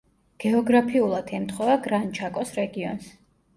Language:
Georgian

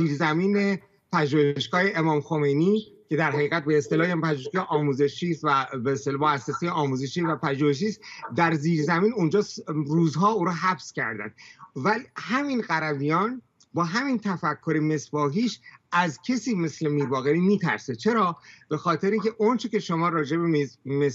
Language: Persian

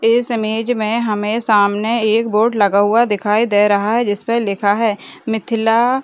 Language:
Hindi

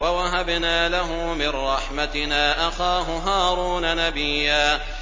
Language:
Arabic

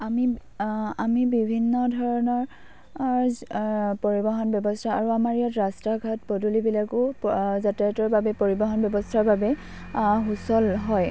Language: Assamese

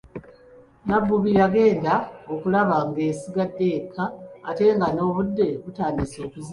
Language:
Ganda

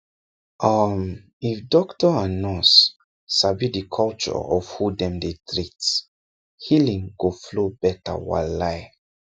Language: Nigerian Pidgin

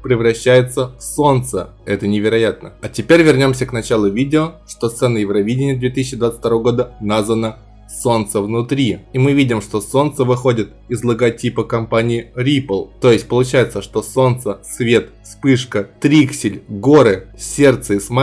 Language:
Russian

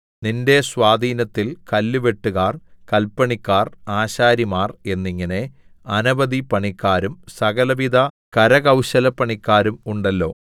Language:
Malayalam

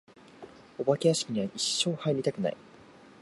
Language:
Japanese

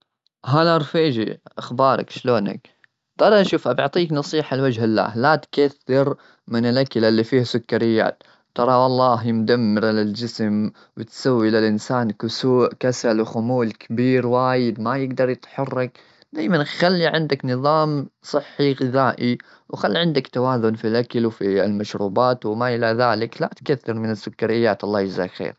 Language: Gulf Arabic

